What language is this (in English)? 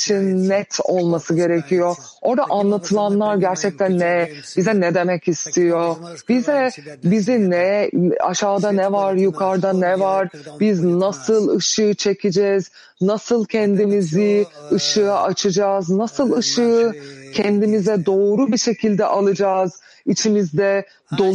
Turkish